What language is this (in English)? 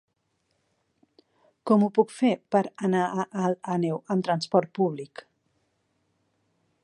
Catalan